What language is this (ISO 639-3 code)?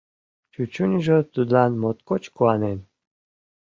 chm